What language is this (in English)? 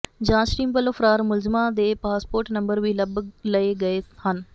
Punjabi